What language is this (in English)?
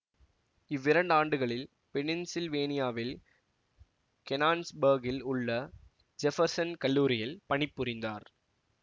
Tamil